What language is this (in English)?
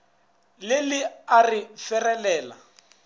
Northern Sotho